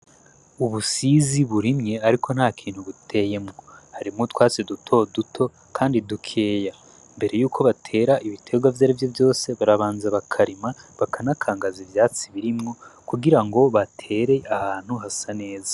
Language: Rundi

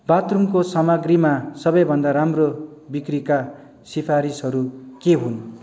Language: Nepali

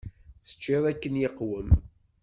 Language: Kabyle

